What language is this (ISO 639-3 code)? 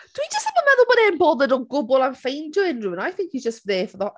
cym